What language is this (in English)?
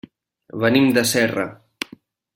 Catalan